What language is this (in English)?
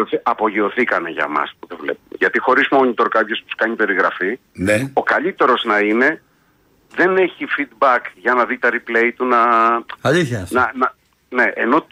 Greek